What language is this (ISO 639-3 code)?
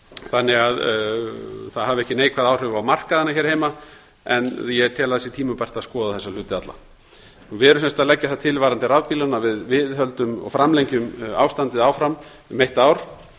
isl